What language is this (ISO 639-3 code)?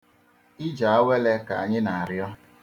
ibo